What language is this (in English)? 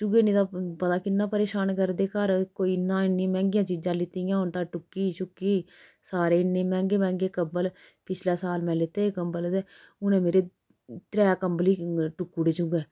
Dogri